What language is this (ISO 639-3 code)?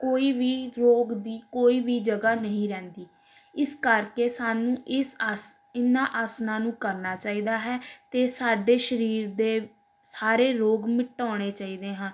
pan